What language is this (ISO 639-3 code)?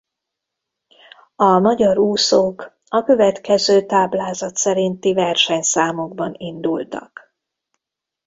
hun